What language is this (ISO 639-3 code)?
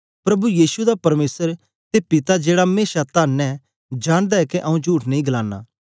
doi